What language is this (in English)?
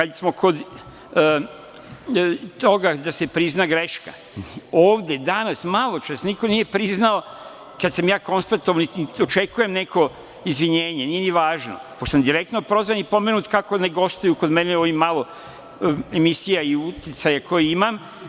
Serbian